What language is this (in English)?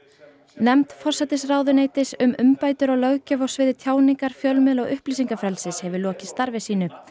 Icelandic